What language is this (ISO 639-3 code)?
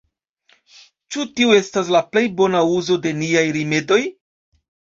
epo